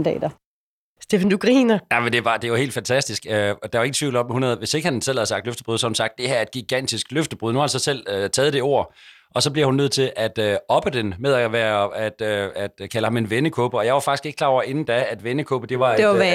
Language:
Danish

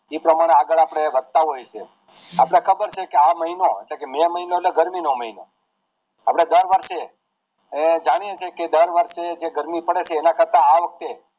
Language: Gujarati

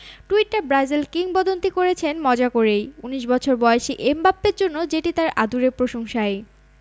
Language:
Bangla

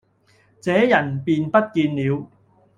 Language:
Cantonese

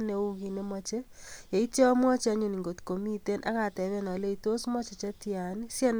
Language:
Kalenjin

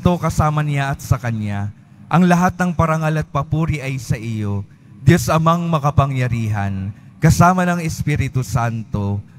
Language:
Filipino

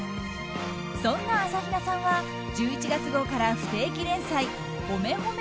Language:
Japanese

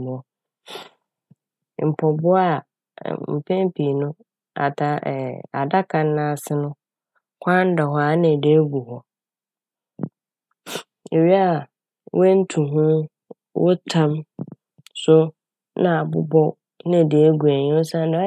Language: Akan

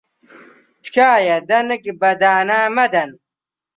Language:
Central Kurdish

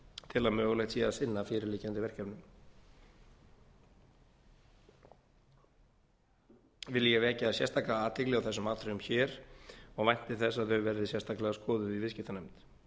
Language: Icelandic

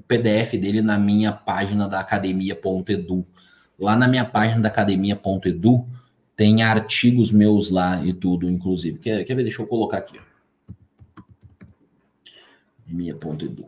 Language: Portuguese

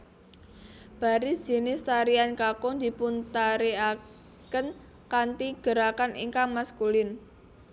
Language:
Javanese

